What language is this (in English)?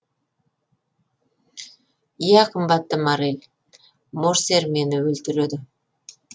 Kazakh